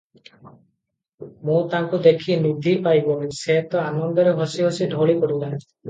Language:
Odia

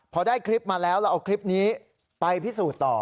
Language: Thai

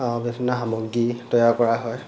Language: Assamese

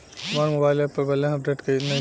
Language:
Bhojpuri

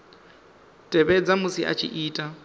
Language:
Venda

